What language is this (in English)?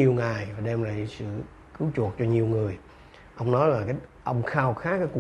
Vietnamese